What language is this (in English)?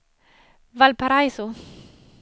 Swedish